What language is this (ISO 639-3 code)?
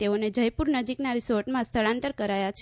guj